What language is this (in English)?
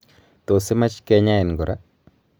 Kalenjin